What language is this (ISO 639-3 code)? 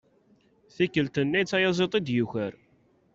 kab